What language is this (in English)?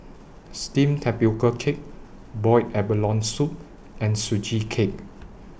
English